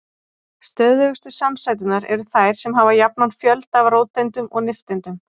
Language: Icelandic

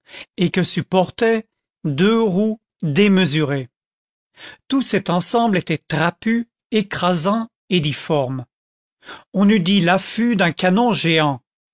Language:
French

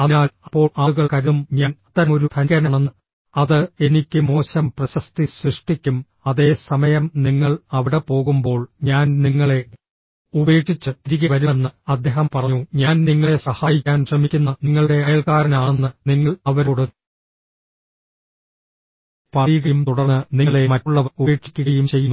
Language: Malayalam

